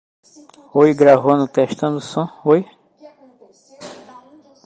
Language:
Portuguese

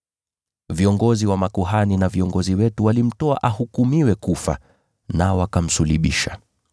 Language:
Swahili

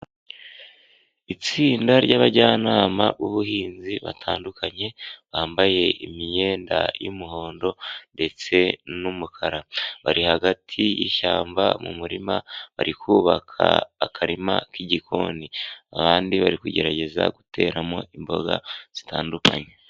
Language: Kinyarwanda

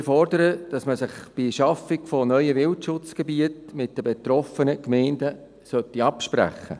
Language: Swiss German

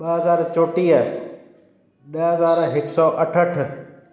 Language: Sindhi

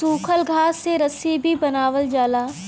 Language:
Bhojpuri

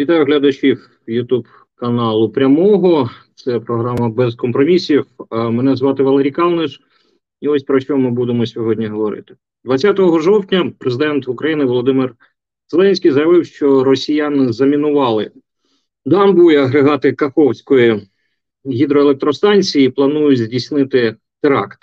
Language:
Ukrainian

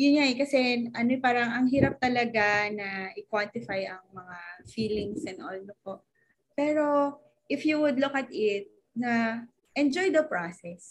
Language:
Filipino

